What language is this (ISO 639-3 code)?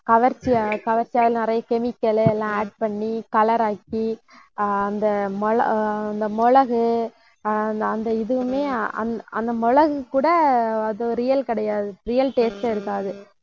tam